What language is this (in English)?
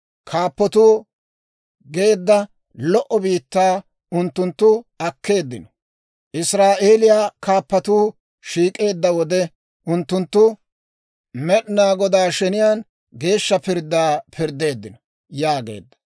Dawro